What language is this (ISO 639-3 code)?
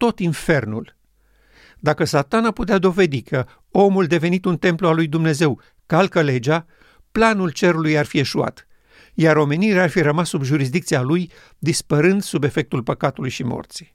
ron